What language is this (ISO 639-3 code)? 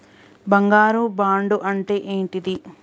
tel